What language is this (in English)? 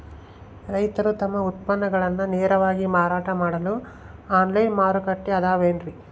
Kannada